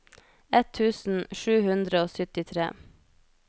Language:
Norwegian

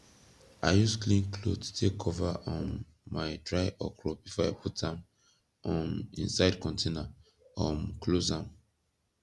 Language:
Nigerian Pidgin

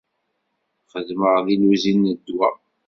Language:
Kabyle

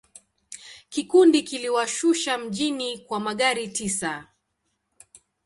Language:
Swahili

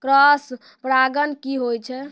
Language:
Maithili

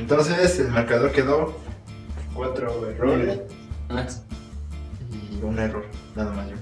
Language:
Spanish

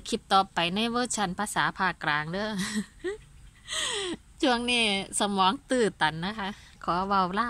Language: Thai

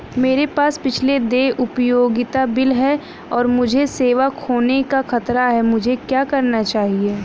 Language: Hindi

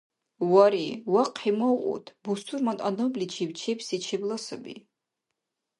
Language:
Dargwa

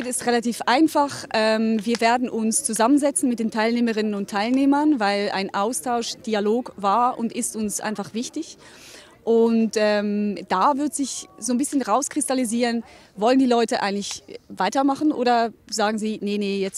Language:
German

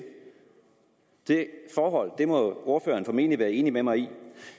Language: Danish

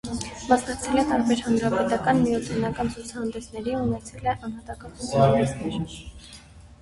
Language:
Armenian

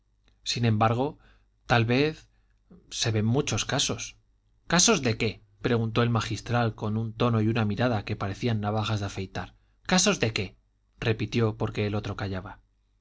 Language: Spanish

